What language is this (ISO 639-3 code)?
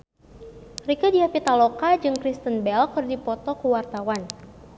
sun